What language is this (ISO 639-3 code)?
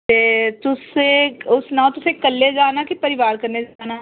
doi